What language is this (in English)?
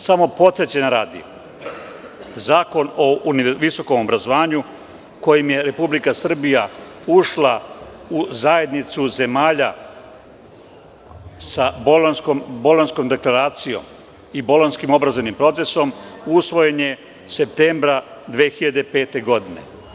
Serbian